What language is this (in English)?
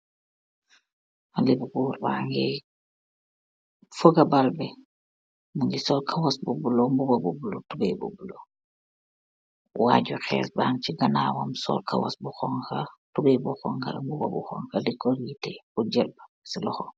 Wolof